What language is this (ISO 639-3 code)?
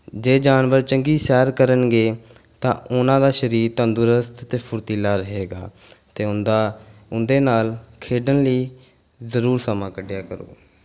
pan